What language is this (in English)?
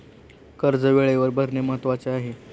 Marathi